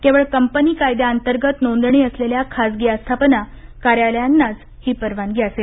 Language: Marathi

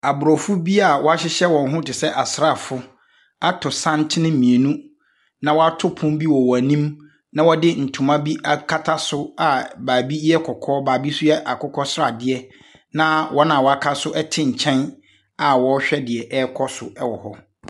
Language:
Akan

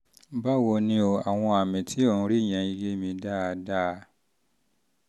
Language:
Yoruba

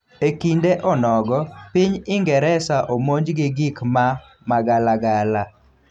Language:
Luo (Kenya and Tanzania)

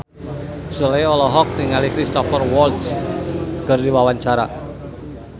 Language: Sundanese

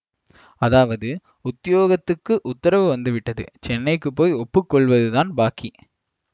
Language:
Tamil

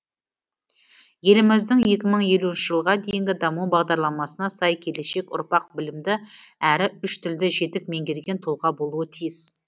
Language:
Kazakh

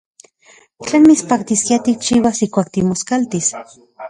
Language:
Central Puebla Nahuatl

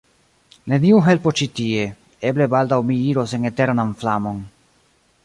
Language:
Esperanto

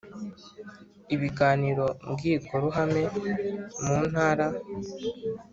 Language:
Kinyarwanda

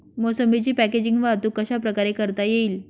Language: Marathi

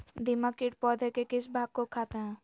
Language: Magahi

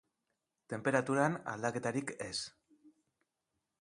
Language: Basque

